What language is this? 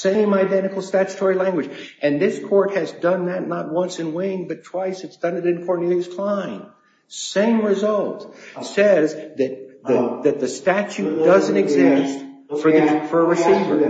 English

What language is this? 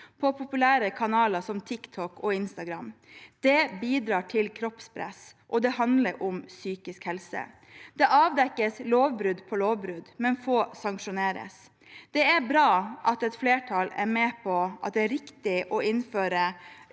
Norwegian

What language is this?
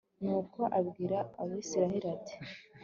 Kinyarwanda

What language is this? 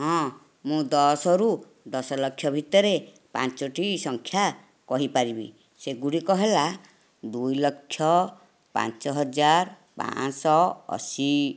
Odia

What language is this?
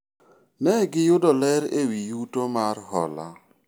Luo (Kenya and Tanzania)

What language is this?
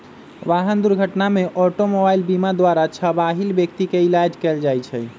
Magahi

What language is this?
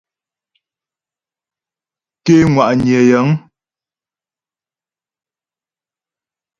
Ghomala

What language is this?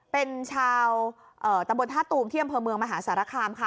Thai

